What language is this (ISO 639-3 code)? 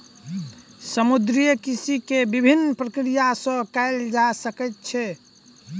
mai